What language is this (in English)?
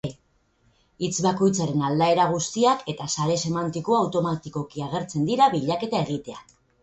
Basque